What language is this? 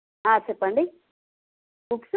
Telugu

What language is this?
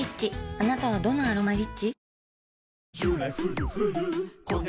Japanese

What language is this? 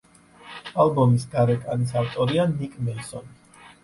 Georgian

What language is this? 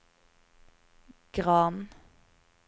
Norwegian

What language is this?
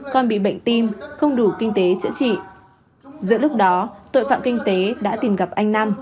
Vietnamese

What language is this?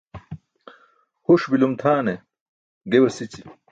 Burushaski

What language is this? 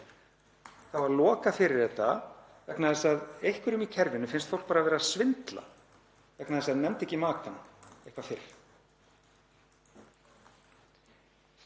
Icelandic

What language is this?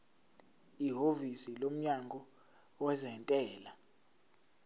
Zulu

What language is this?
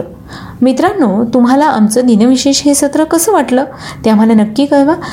Marathi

